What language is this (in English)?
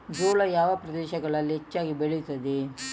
Kannada